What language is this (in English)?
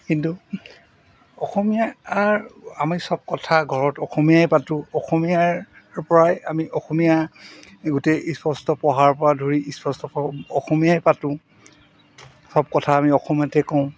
Assamese